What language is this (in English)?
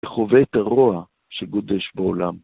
Hebrew